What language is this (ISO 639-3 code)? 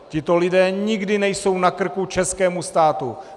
ces